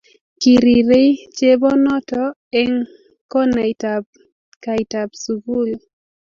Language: Kalenjin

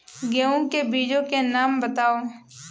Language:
Hindi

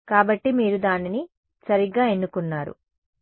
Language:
Telugu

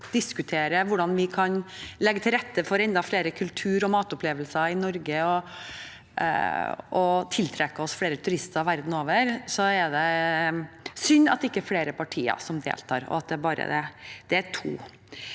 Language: Norwegian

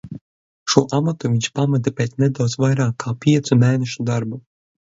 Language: Latvian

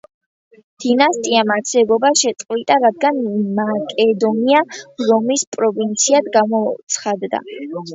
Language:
Georgian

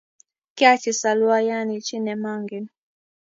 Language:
Kalenjin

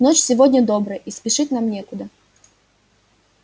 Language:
Russian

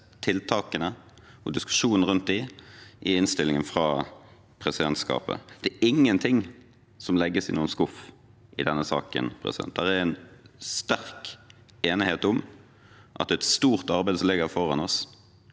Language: Norwegian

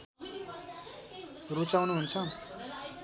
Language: Nepali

